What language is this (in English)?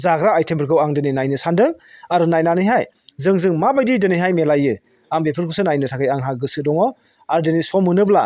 Bodo